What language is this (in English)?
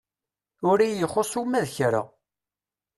Kabyle